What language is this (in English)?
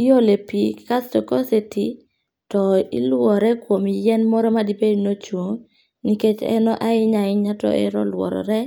Luo (Kenya and Tanzania)